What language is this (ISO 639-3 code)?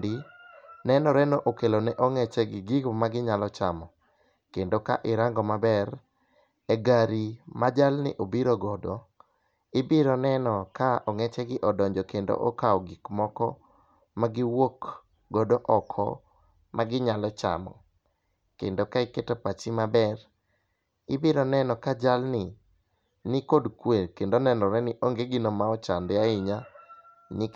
luo